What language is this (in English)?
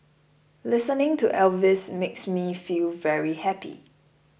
English